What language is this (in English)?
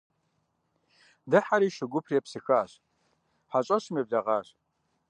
Kabardian